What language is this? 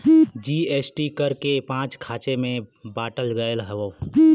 Bhojpuri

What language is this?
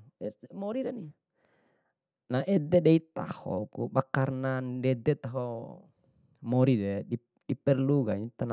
Bima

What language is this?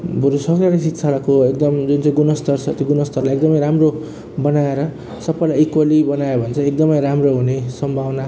Nepali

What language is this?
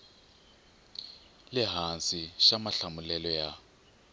Tsonga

